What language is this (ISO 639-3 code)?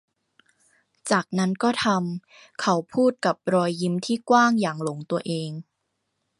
tha